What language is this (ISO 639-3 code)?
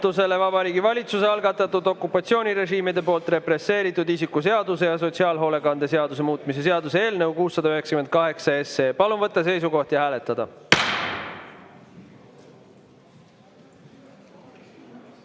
est